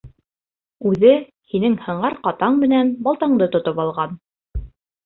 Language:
Bashkir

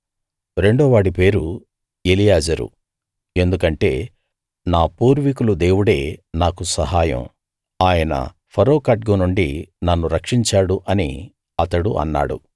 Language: Telugu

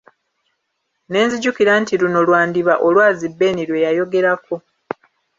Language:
Ganda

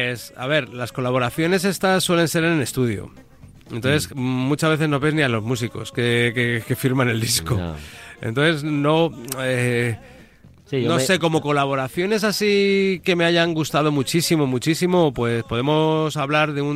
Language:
Spanish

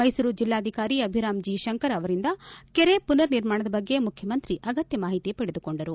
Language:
Kannada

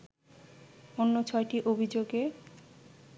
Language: Bangla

